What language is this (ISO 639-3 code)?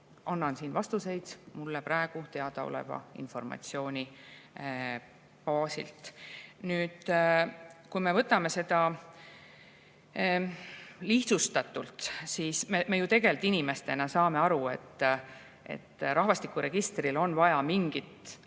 est